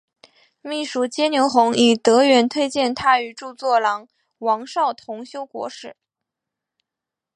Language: Chinese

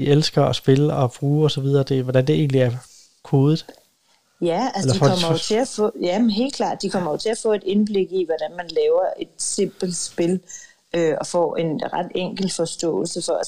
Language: Danish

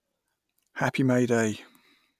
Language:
English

